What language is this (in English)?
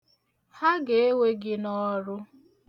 Igbo